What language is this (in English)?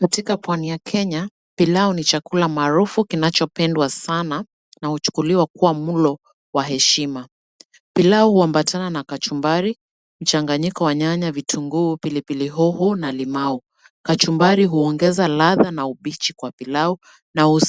Swahili